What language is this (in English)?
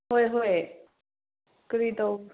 Manipuri